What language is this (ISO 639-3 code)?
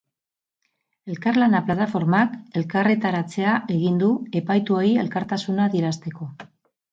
eus